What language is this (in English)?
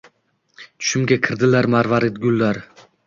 Uzbek